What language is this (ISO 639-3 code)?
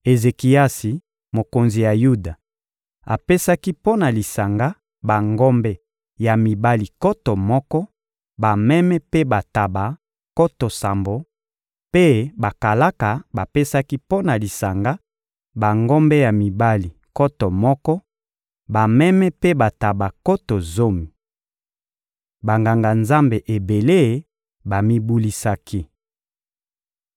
lin